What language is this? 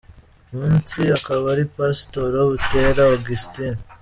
Kinyarwanda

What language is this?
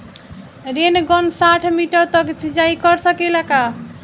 Bhojpuri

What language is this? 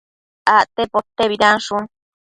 Matsés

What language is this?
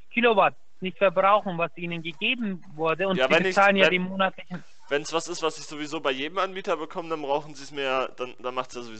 German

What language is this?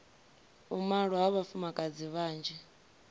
Venda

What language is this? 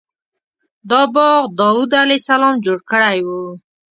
Pashto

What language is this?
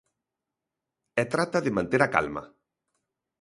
Galician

